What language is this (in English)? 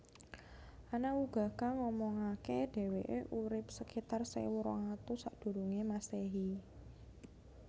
Javanese